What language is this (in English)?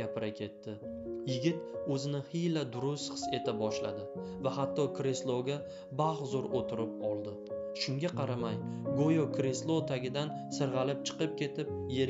Turkish